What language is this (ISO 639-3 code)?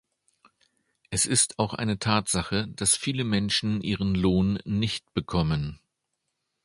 deu